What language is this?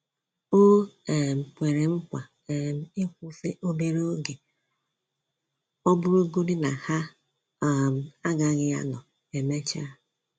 Igbo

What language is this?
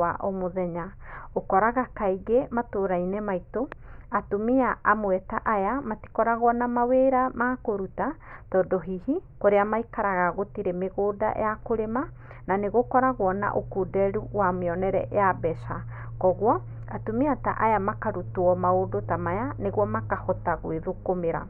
Kikuyu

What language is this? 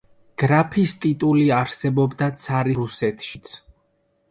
Georgian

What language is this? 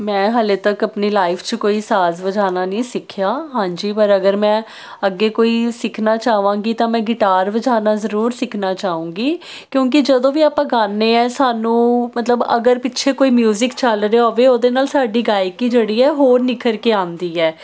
Punjabi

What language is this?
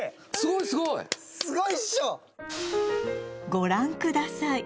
Japanese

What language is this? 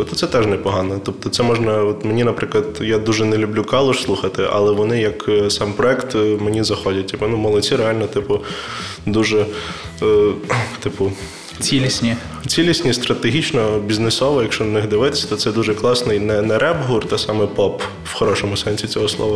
Ukrainian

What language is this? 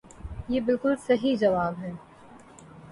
Urdu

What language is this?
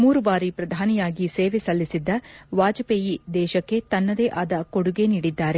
Kannada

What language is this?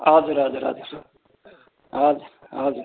Nepali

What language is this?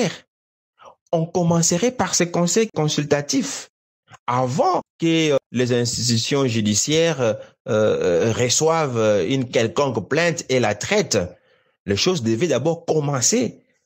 French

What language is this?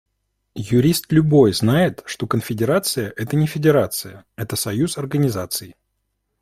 Russian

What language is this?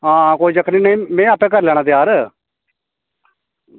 Dogri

